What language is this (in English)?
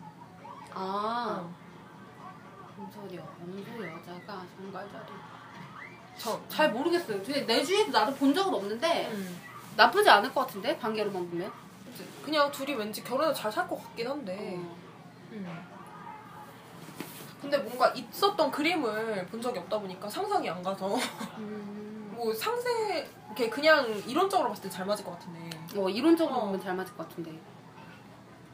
Korean